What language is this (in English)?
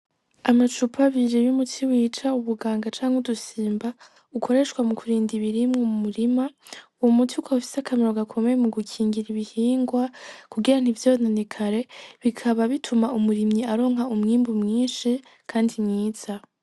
Rundi